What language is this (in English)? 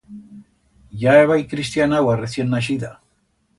Aragonese